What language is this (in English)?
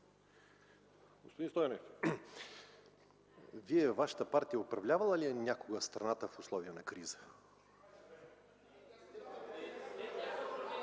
Bulgarian